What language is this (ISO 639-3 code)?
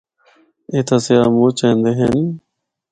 hno